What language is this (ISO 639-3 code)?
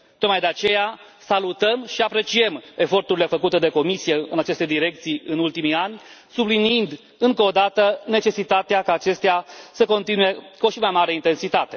ron